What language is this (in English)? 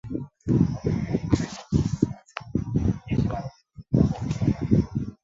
Chinese